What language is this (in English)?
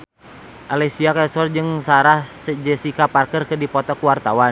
Sundanese